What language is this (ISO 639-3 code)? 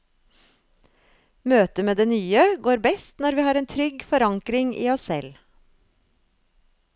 nor